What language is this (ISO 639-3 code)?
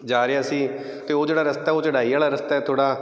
pan